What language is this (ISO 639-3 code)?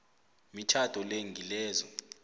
nbl